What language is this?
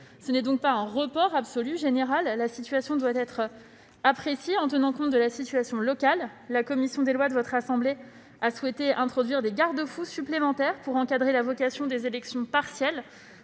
French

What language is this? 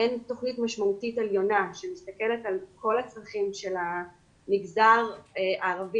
Hebrew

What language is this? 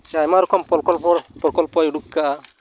Santali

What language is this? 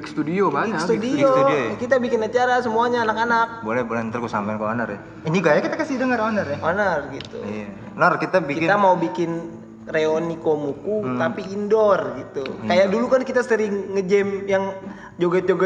Indonesian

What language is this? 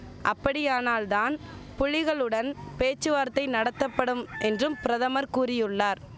Tamil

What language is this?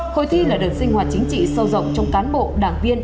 Vietnamese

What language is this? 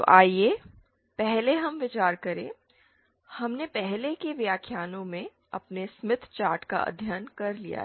Hindi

